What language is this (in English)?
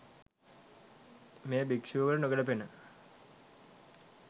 Sinhala